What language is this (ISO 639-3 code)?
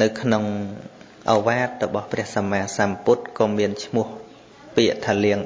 vie